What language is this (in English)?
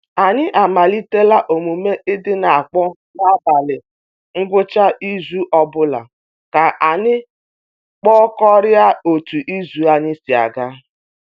Igbo